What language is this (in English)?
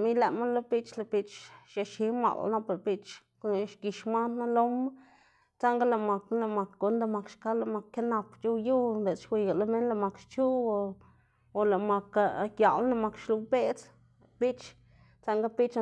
Xanaguía Zapotec